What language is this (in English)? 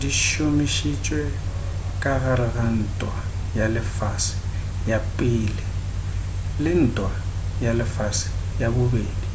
Northern Sotho